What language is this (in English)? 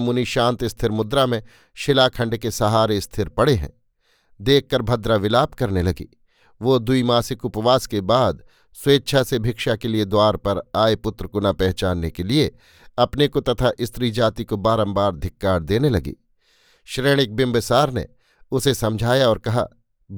Hindi